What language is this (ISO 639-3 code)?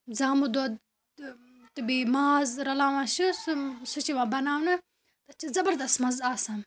kas